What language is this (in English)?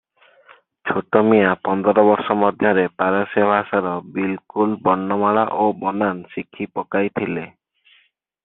Odia